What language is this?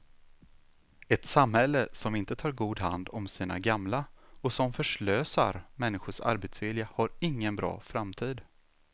Swedish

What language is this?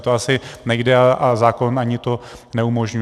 Czech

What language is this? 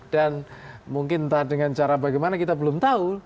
Indonesian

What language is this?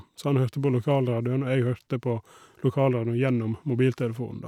Norwegian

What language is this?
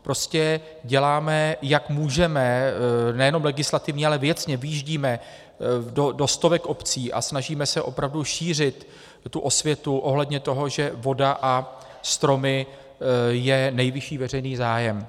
Czech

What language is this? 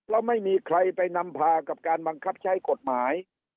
Thai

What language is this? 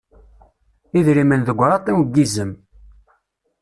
Kabyle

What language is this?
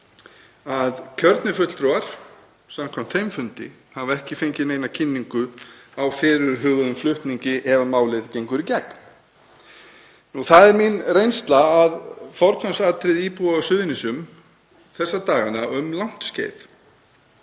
Icelandic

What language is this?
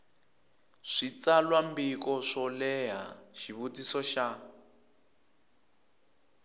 Tsonga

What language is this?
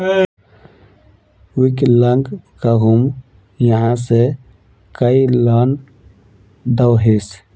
Magahi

